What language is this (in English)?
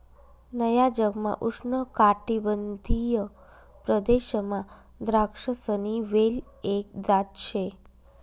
Marathi